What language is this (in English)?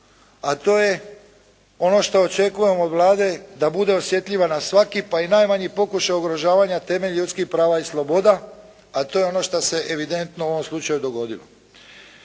Croatian